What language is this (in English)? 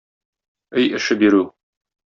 Tatar